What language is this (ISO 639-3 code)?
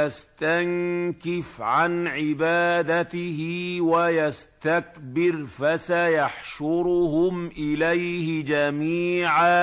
ara